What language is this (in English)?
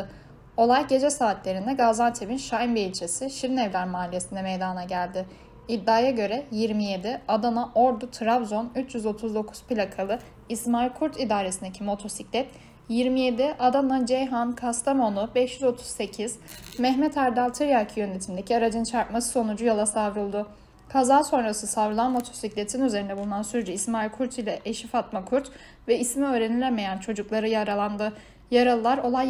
Turkish